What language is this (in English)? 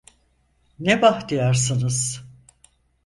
Turkish